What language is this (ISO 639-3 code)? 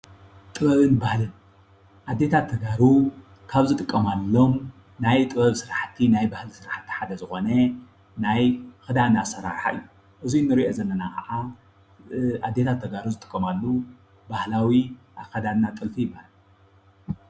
tir